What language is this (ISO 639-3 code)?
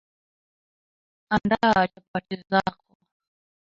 swa